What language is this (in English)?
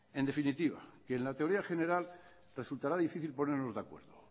Spanish